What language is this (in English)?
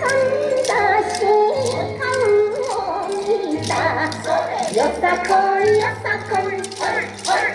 Japanese